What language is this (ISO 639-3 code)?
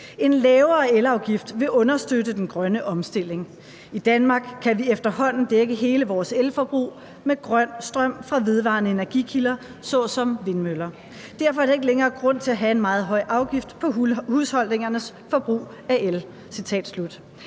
dan